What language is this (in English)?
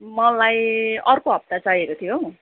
Nepali